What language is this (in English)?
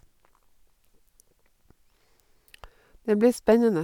Norwegian